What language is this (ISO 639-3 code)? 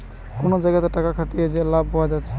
ben